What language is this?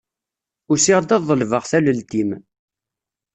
Kabyle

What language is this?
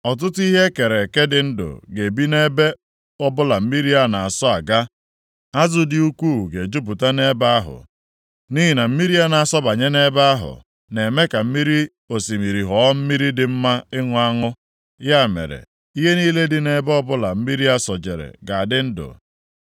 Igbo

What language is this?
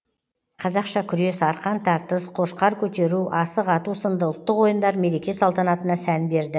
Kazakh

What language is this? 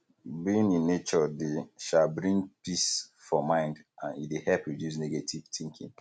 Nigerian Pidgin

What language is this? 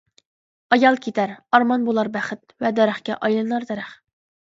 Uyghur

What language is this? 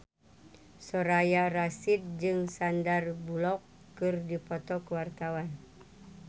Sundanese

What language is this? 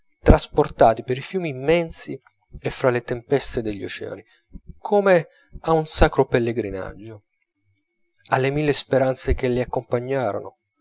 Italian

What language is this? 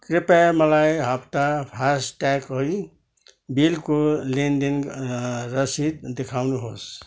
Nepali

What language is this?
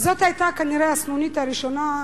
Hebrew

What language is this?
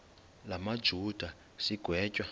Xhosa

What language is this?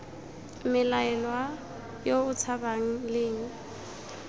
Tswana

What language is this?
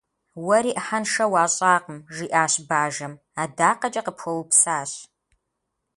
Kabardian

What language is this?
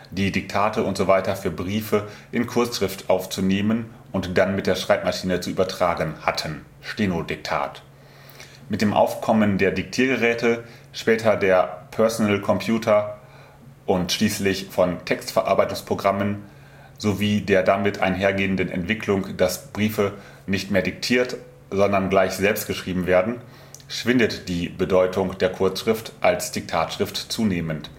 German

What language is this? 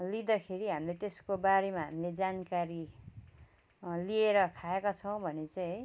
Nepali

